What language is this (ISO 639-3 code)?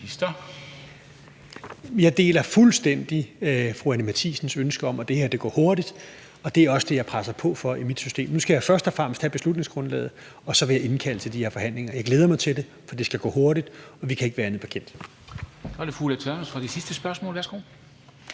dan